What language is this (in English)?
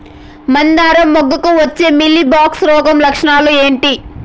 Telugu